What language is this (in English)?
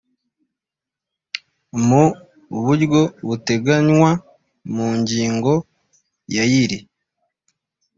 Kinyarwanda